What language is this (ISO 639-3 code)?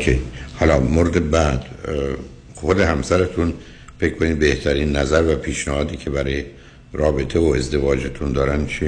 fas